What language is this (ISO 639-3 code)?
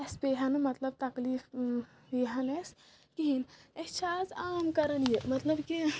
kas